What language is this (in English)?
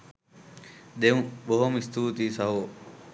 Sinhala